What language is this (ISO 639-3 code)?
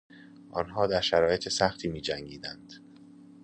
fas